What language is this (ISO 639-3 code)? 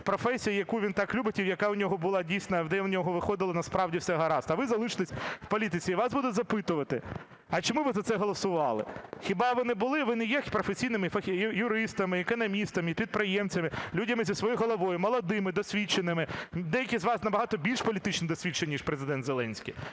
ukr